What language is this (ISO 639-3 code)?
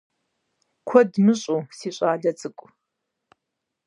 kbd